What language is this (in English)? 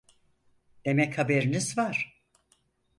Turkish